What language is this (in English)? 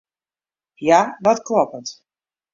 Western Frisian